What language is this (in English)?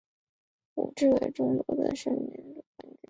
Chinese